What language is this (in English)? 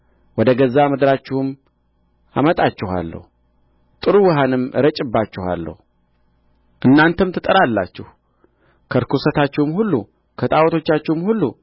Amharic